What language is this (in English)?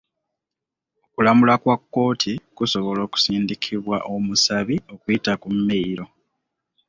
Ganda